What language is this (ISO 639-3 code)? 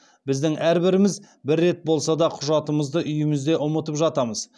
kaz